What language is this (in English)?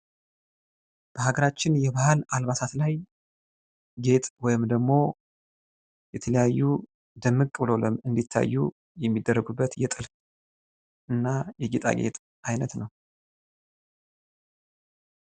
Amharic